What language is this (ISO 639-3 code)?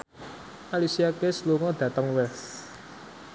jav